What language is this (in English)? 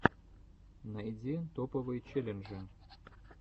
Russian